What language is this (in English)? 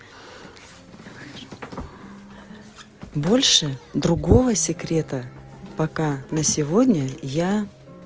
Russian